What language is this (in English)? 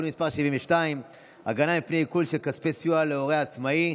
Hebrew